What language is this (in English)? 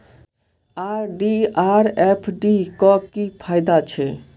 Maithili